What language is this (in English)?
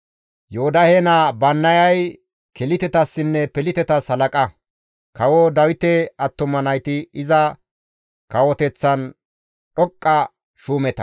Gamo